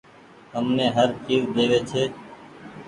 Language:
Goaria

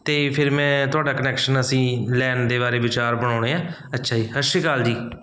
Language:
Punjabi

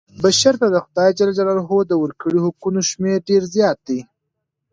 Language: Pashto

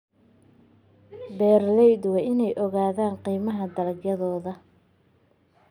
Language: Somali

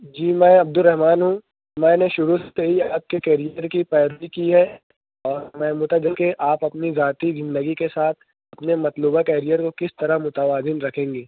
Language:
Urdu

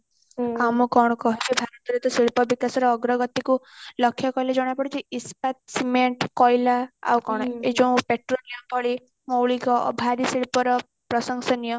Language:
Odia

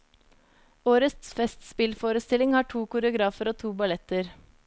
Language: Norwegian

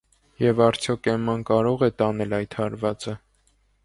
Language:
Armenian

